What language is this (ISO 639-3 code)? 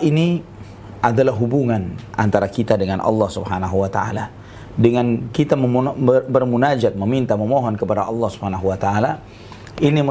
ind